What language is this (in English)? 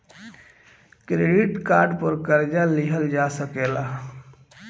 Bhojpuri